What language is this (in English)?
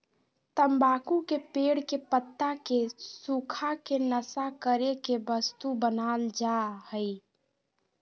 Magahi